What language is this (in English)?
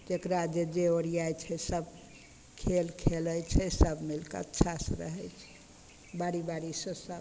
Maithili